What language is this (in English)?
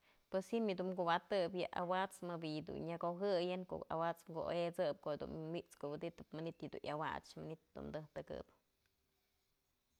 Mazatlán Mixe